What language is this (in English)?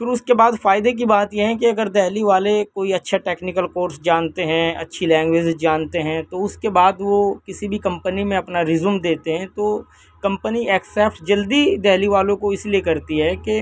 Urdu